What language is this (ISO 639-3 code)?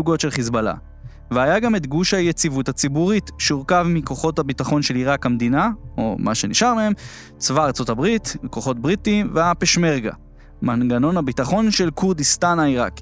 heb